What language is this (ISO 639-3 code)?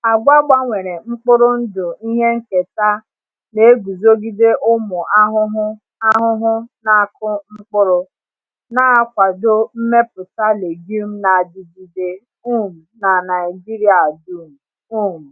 ibo